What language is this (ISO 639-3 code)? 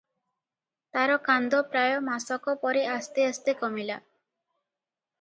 ori